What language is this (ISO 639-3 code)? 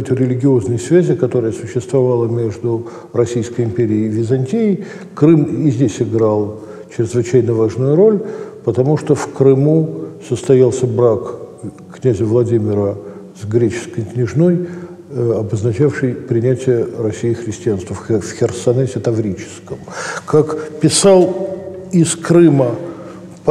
rus